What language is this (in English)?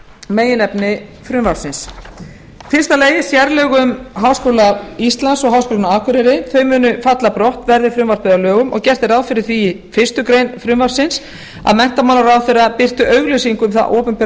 Icelandic